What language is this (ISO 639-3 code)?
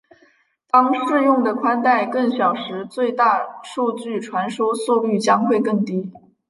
zho